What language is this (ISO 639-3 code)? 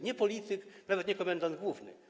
pol